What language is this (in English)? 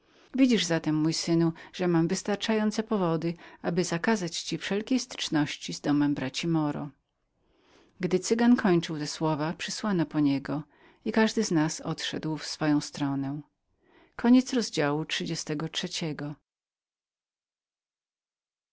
Polish